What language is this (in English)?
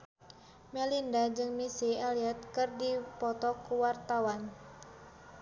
Sundanese